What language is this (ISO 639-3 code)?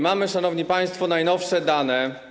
pol